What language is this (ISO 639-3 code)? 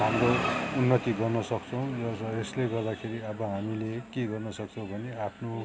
nep